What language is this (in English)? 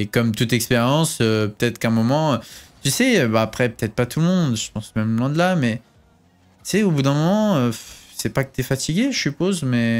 French